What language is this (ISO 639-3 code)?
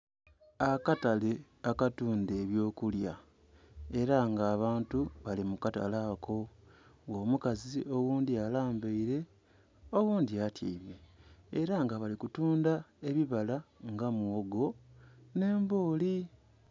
xog